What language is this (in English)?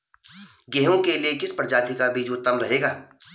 Hindi